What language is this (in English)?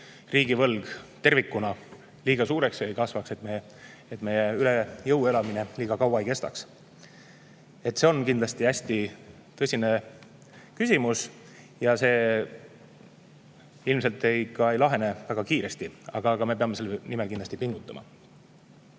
Estonian